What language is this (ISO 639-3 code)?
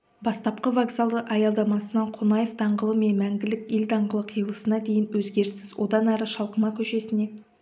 kaz